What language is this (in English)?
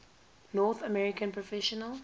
English